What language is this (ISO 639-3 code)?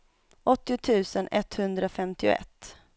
swe